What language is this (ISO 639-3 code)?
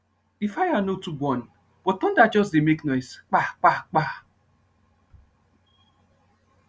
pcm